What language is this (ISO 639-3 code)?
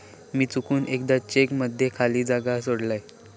mar